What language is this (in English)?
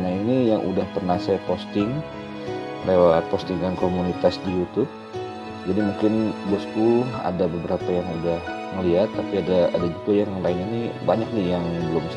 Indonesian